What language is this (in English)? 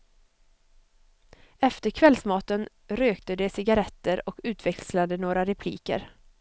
Swedish